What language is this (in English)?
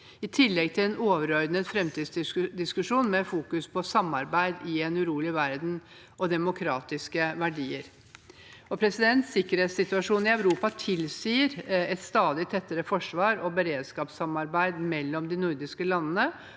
Norwegian